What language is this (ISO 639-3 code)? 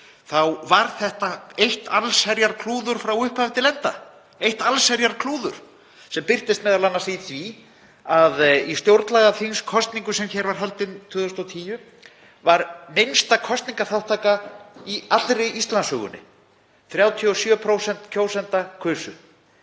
isl